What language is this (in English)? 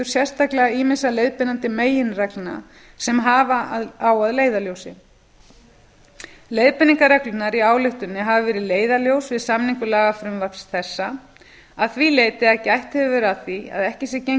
Icelandic